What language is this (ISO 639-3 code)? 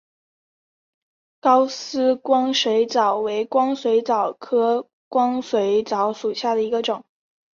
zho